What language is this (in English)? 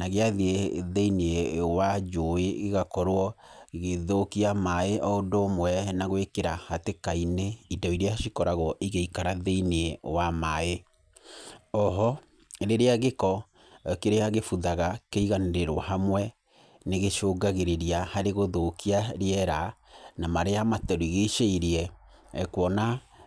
Kikuyu